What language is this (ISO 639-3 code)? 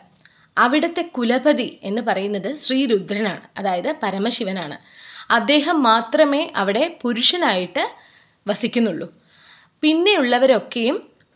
mal